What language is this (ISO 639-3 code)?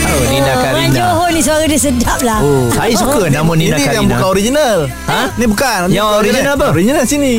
msa